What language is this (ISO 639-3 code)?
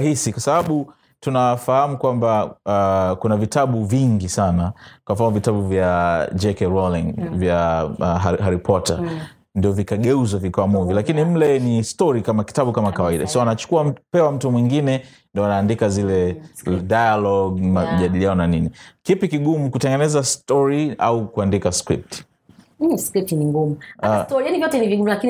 swa